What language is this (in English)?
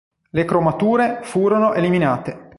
Italian